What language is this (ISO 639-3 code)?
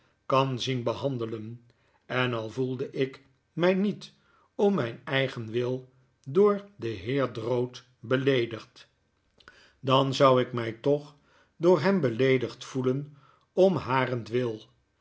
nld